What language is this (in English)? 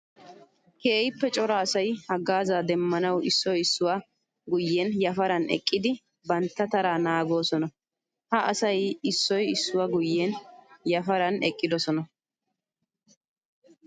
Wolaytta